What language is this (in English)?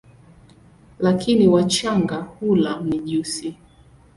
Swahili